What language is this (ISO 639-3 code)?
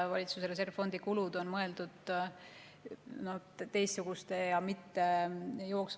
est